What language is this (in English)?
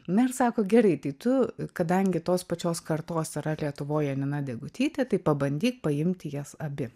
Lithuanian